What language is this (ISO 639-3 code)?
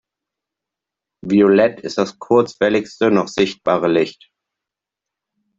deu